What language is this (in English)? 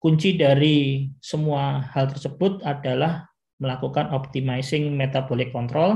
Indonesian